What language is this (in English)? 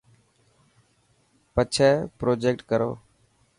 Dhatki